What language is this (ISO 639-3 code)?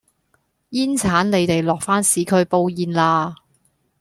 yue